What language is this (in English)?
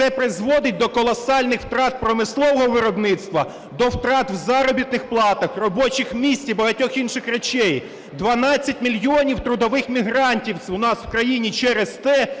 Ukrainian